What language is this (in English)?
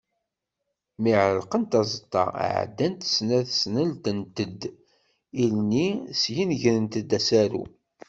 Kabyle